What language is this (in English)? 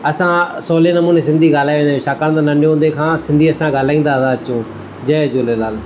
Sindhi